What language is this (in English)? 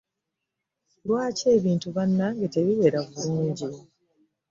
Ganda